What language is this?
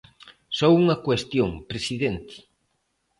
Galician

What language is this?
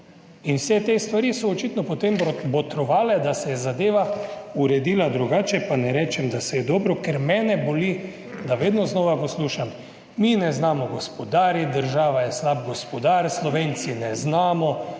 Slovenian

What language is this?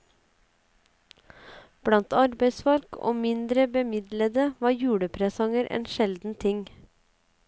Norwegian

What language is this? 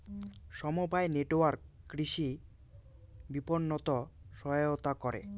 Bangla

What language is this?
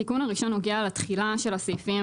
Hebrew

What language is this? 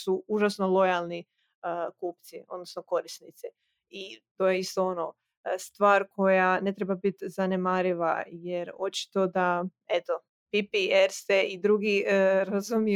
Croatian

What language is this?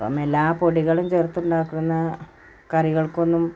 Malayalam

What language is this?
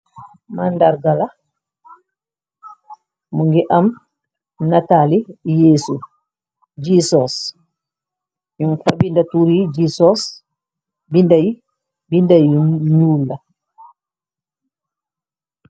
Wolof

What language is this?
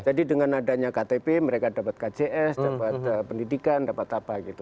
Indonesian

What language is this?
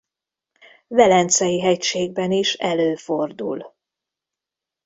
Hungarian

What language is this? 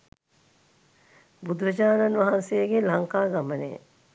Sinhala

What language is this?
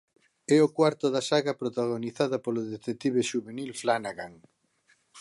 Galician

